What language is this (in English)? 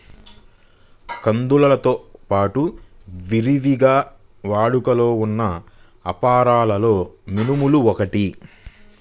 Telugu